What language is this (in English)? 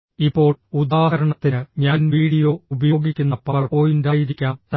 Malayalam